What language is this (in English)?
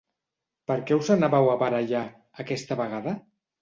Catalan